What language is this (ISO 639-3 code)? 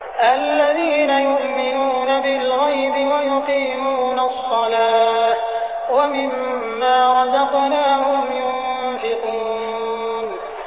ara